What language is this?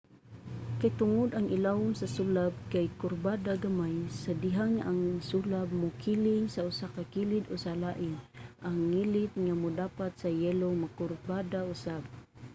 Cebuano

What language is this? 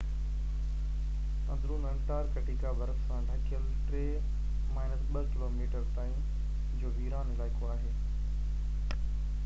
Sindhi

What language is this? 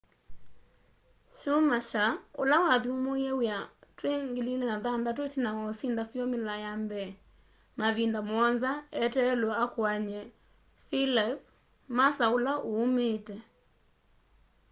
Kamba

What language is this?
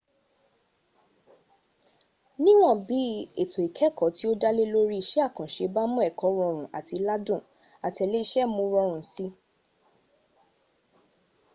Yoruba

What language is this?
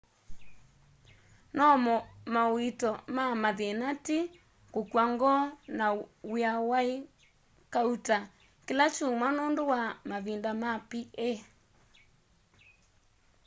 Kamba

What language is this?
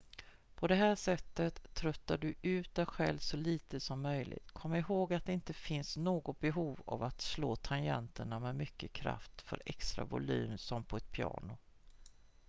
Swedish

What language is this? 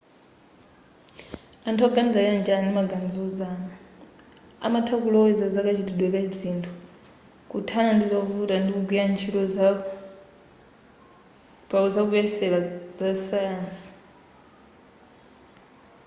Nyanja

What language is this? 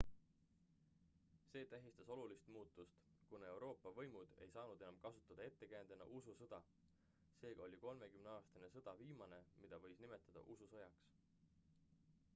Estonian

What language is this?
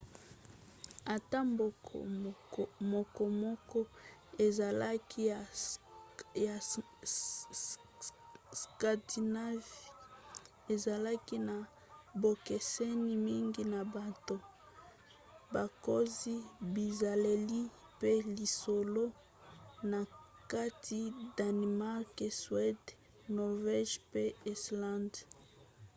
Lingala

